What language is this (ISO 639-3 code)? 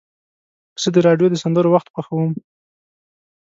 pus